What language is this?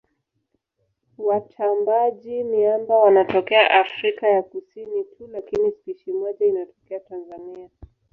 Swahili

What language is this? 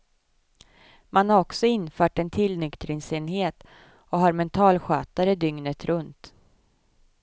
Swedish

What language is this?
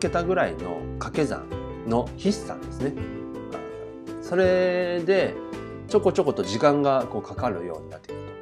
Japanese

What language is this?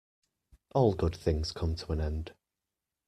English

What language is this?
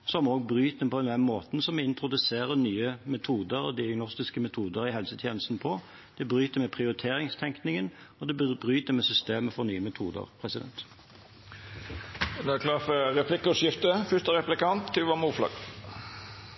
Norwegian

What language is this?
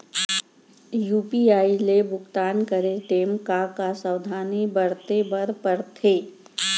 Chhattisgarhi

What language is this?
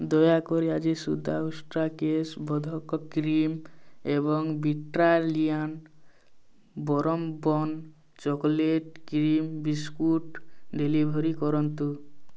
Odia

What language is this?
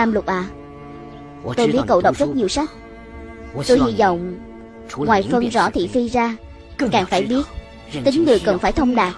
Vietnamese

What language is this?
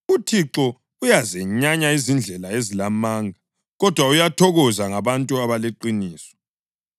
North Ndebele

